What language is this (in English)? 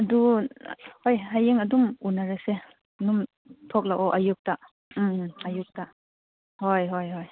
Manipuri